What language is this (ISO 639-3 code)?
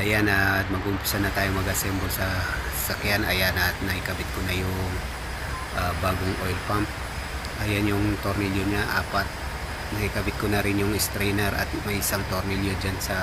fil